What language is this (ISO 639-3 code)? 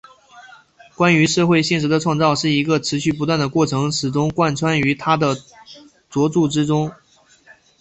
zho